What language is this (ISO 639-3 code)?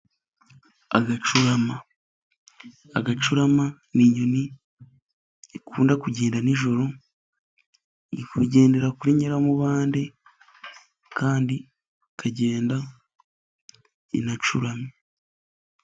kin